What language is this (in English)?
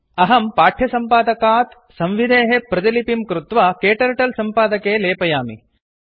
Sanskrit